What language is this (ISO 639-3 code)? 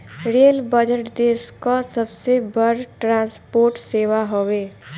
bho